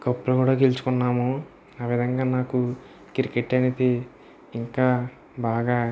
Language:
Telugu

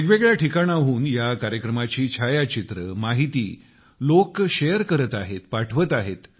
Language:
Marathi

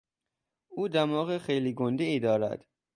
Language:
Persian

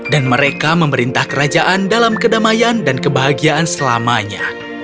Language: Indonesian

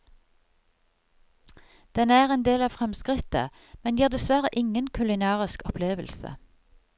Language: Norwegian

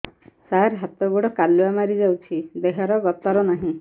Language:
Odia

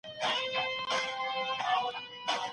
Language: Pashto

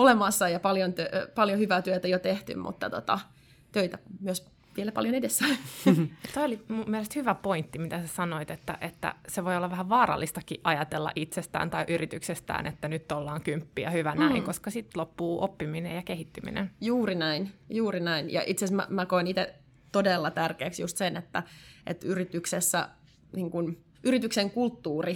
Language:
Finnish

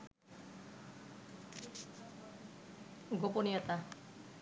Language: Bangla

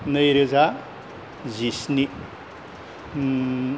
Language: Bodo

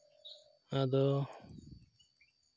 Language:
Santali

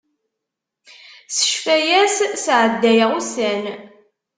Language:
Kabyle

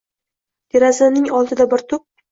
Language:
Uzbek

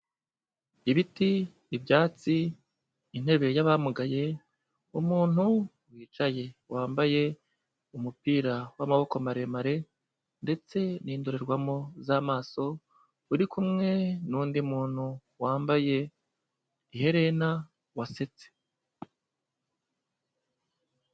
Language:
Kinyarwanda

